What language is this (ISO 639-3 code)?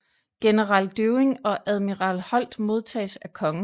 dan